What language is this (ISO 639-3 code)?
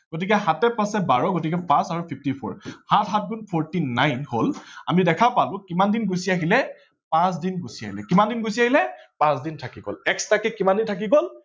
asm